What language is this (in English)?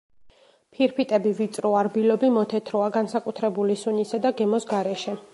Georgian